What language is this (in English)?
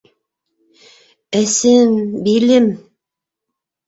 Bashkir